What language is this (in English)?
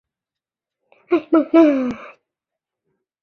Chinese